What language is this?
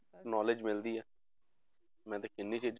Punjabi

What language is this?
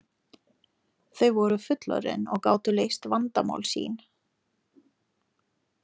Icelandic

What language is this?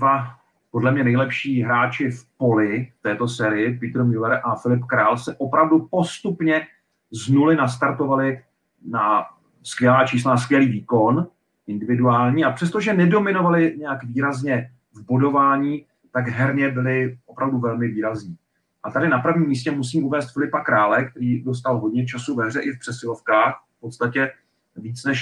Czech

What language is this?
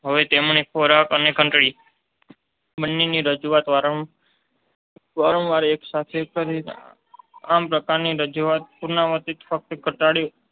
Gujarati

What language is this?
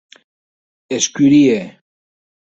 Occitan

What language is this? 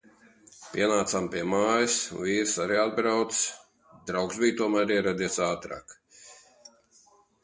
Latvian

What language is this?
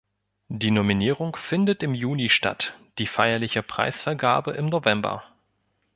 German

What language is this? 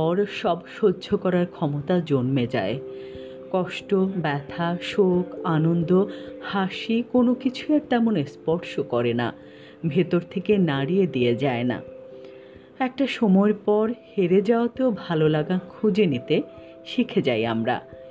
Bangla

